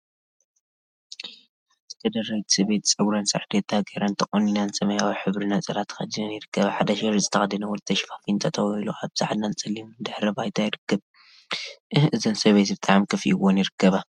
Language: Tigrinya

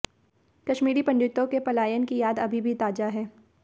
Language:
Hindi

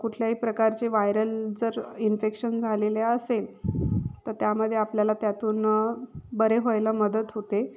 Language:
Marathi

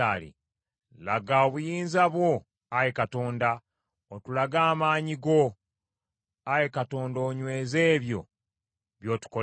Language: Ganda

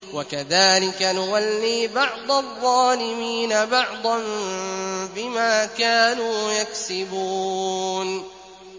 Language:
Arabic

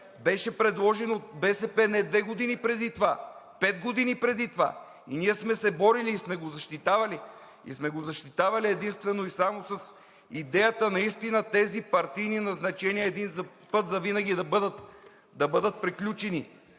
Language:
Bulgarian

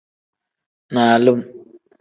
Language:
Tem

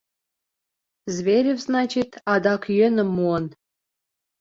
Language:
Mari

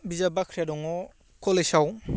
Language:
Bodo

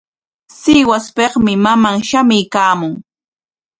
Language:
Corongo Ancash Quechua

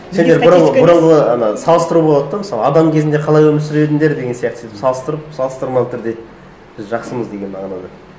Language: Kazakh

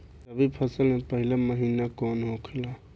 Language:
Bhojpuri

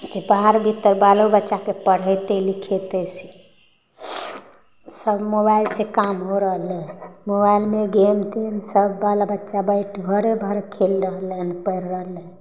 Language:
Maithili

